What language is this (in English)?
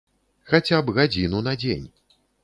Belarusian